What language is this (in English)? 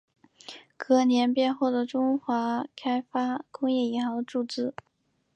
Chinese